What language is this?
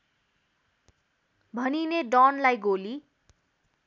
Nepali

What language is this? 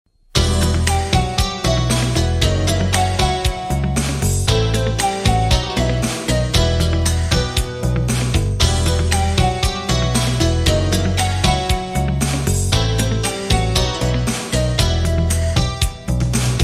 Romanian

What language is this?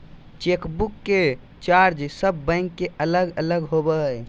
Magahi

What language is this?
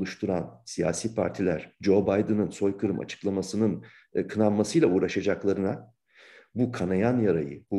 Turkish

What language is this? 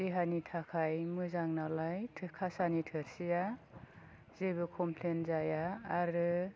Bodo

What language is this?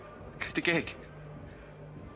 Welsh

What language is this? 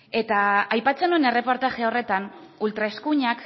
Basque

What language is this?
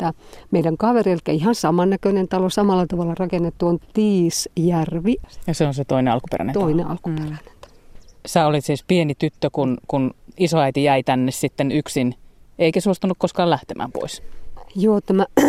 Finnish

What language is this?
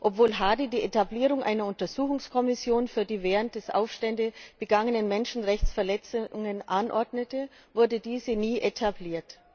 German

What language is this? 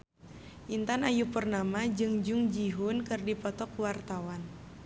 Sundanese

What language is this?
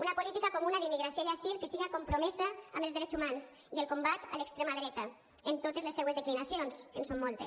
Catalan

